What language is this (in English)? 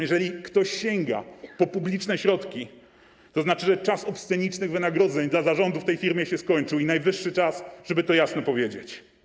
Polish